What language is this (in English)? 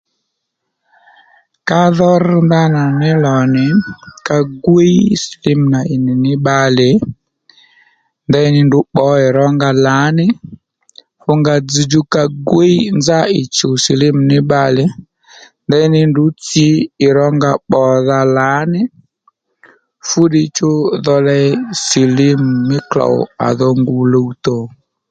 Lendu